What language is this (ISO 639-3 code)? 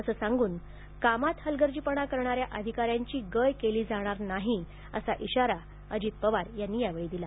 mar